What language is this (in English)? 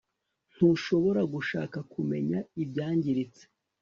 Kinyarwanda